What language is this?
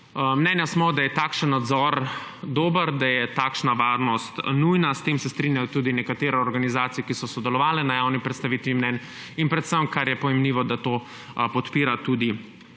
Slovenian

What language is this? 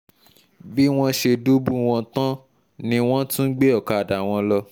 Yoruba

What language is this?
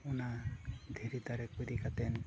Santali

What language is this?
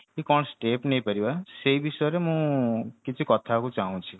Odia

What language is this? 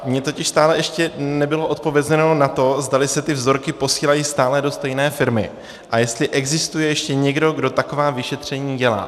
Czech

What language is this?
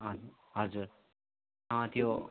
Nepali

